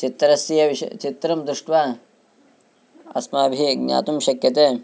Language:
Sanskrit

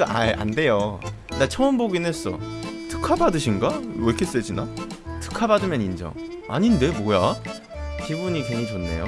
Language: Korean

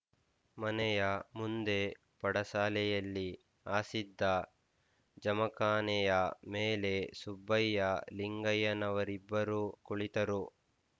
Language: Kannada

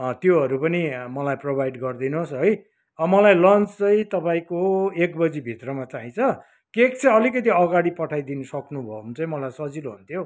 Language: Nepali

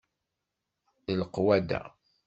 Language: Kabyle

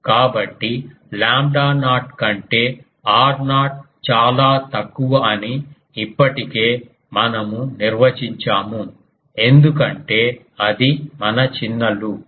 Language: Telugu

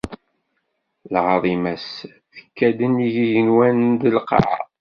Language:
Kabyle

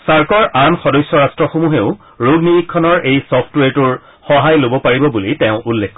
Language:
Assamese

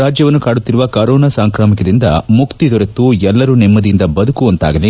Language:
Kannada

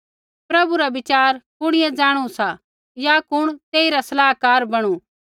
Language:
Kullu Pahari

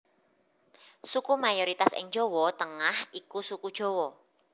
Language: Javanese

